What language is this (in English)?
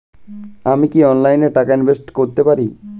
Bangla